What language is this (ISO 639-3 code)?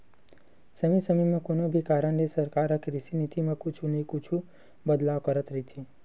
hne